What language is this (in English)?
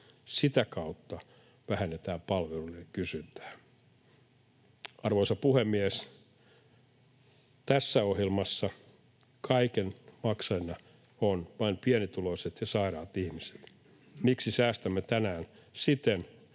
Finnish